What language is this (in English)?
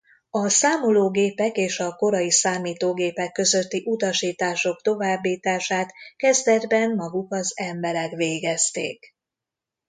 Hungarian